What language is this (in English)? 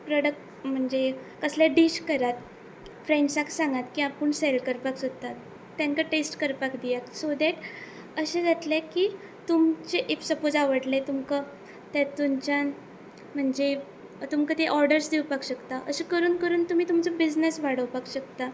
Konkani